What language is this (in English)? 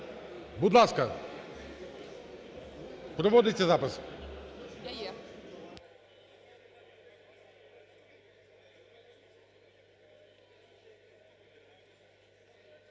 Ukrainian